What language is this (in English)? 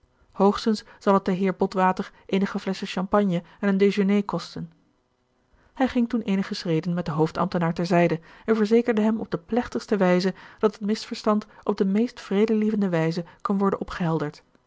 Dutch